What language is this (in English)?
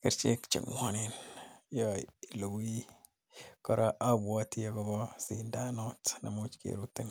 Kalenjin